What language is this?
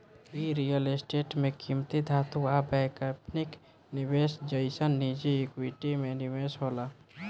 Bhojpuri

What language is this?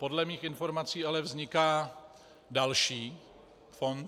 Czech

